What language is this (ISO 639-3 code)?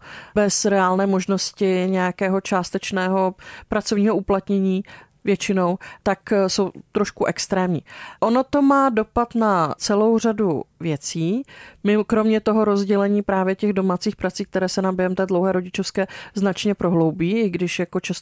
ces